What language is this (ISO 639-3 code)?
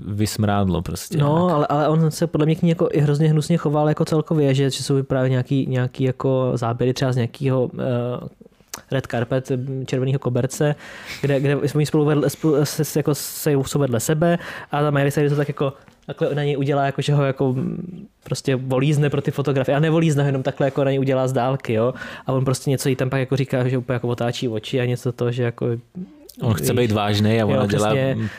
ces